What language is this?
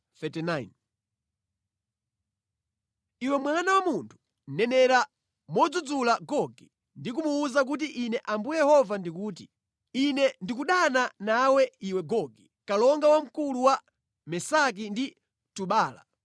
Nyanja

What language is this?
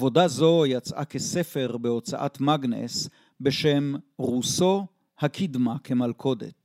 Hebrew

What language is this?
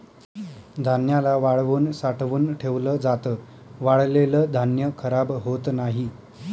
Marathi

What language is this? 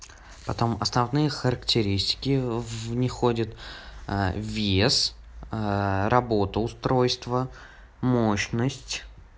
Russian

